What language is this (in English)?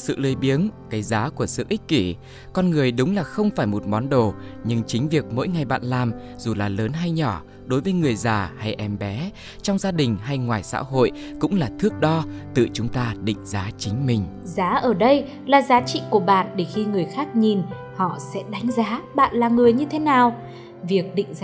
Vietnamese